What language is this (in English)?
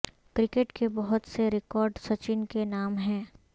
Urdu